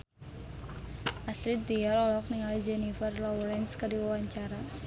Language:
Sundanese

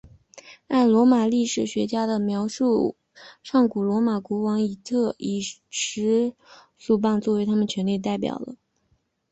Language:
Chinese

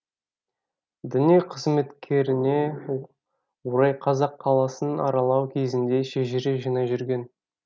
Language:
Kazakh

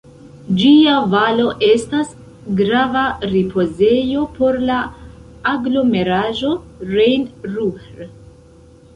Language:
Esperanto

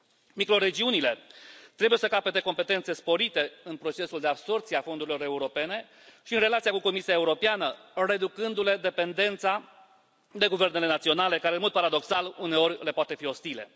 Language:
Romanian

